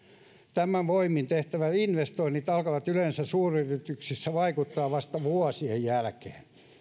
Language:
Finnish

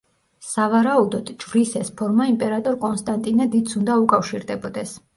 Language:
Georgian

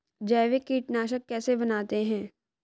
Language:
Hindi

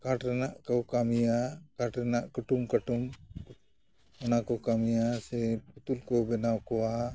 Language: Santali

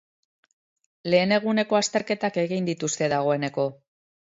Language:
Basque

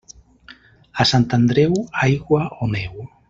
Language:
Catalan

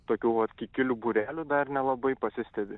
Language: Lithuanian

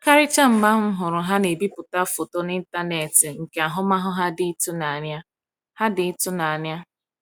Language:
Igbo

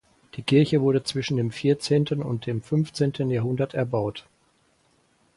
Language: German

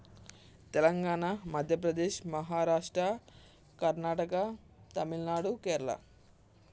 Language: Telugu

